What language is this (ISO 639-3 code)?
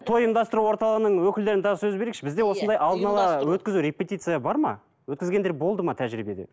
kaz